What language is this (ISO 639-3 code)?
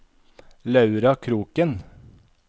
nor